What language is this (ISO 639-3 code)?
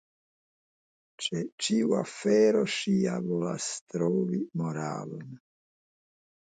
epo